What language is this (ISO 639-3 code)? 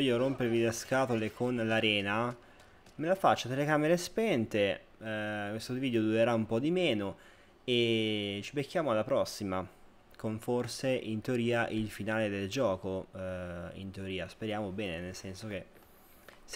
ita